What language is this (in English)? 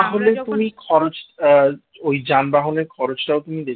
Bangla